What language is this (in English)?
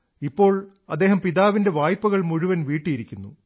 Malayalam